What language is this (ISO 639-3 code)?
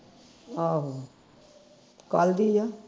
pan